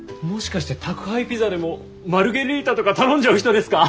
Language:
Japanese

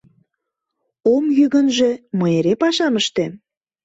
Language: Mari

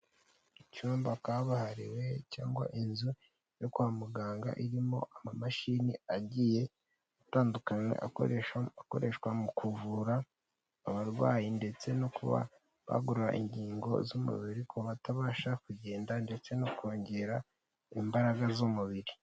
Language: Kinyarwanda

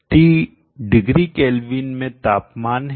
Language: Hindi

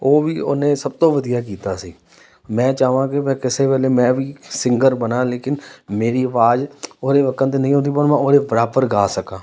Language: Punjabi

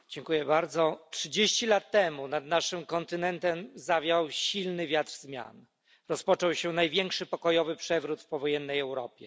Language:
Polish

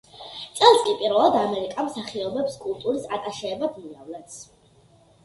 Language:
Georgian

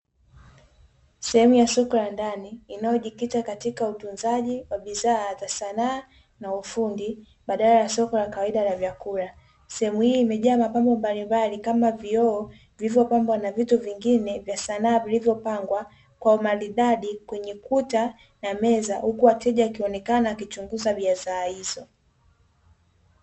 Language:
Swahili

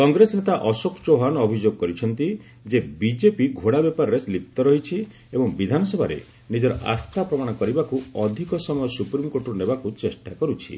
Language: Odia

